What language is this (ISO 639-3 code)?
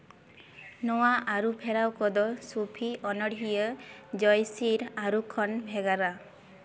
sat